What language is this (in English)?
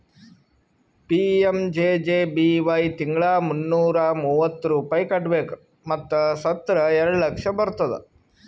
Kannada